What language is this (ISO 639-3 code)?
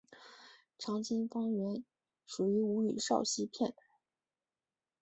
zho